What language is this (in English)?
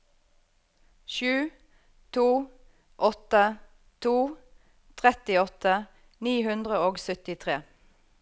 Norwegian